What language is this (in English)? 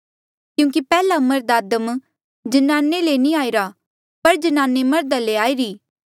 Mandeali